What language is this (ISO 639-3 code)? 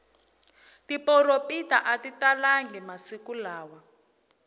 tso